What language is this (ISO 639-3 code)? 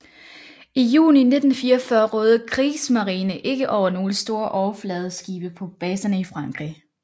dan